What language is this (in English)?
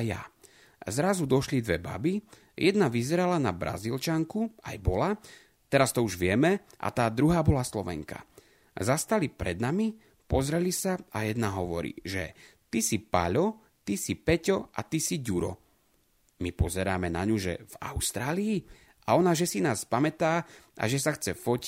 Slovak